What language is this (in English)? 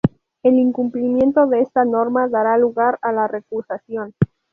Spanish